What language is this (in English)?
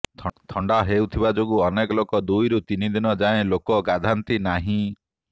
Odia